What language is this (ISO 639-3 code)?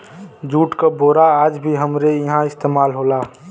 bho